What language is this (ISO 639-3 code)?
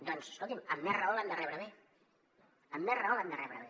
cat